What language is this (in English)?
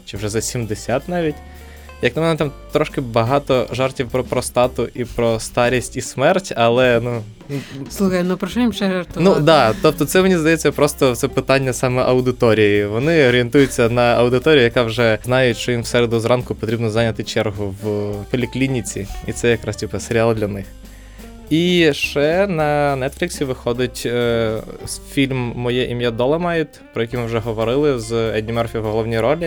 Ukrainian